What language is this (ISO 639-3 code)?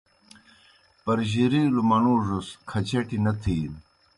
plk